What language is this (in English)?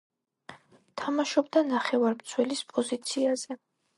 Georgian